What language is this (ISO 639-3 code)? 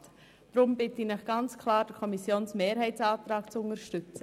gsw